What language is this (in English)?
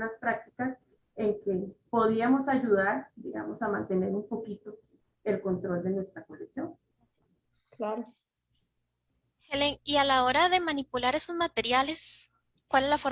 Spanish